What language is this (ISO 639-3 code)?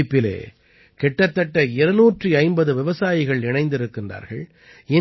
tam